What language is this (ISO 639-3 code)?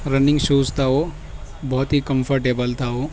urd